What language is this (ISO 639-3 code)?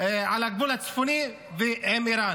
heb